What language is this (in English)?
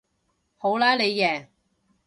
Cantonese